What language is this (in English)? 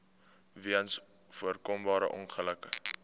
Afrikaans